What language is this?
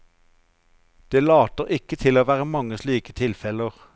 Norwegian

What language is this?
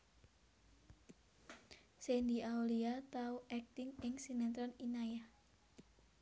Javanese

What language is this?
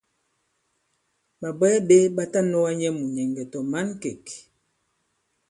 Bankon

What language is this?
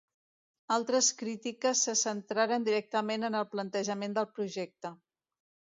Catalan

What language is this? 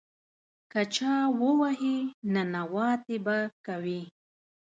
Pashto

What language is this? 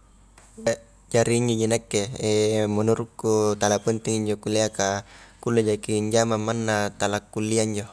Highland Konjo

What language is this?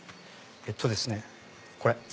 Japanese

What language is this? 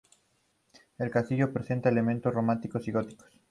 Spanish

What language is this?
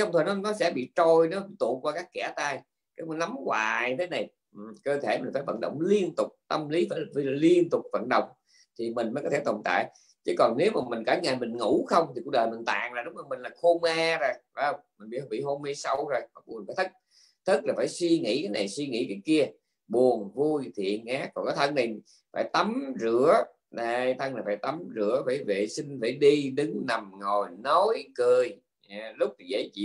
Vietnamese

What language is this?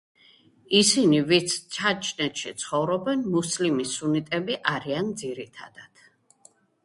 Georgian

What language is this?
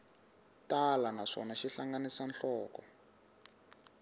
Tsonga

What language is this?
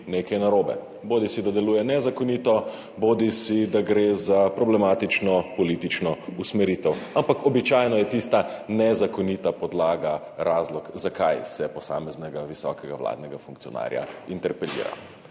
Slovenian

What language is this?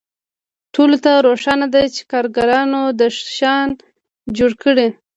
Pashto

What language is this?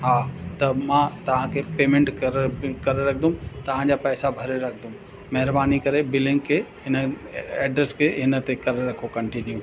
Sindhi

